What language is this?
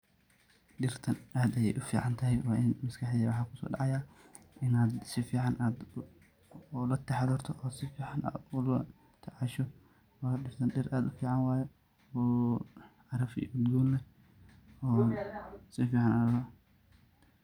Somali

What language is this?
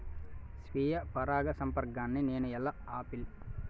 Telugu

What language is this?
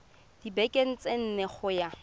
Tswana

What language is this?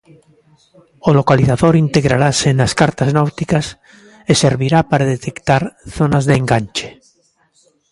Galician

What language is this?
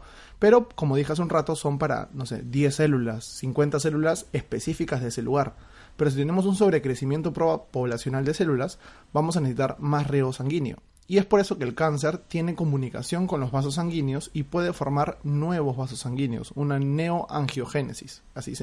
Spanish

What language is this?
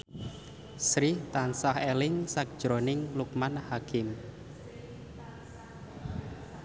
Javanese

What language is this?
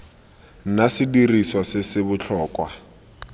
Tswana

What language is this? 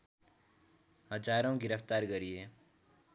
Nepali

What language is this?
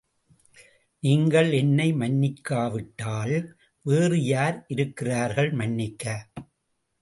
Tamil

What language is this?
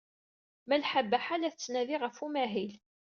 Kabyle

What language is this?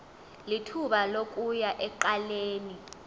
Xhosa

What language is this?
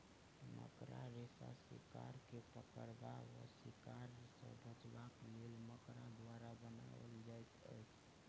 Maithili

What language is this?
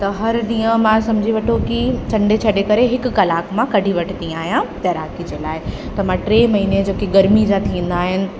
Sindhi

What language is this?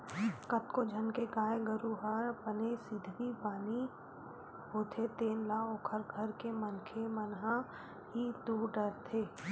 Chhattisgarhi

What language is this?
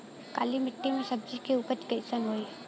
Bhojpuri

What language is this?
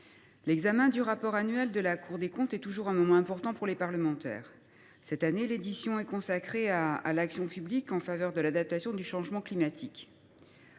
French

